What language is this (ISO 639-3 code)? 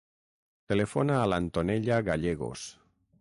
cat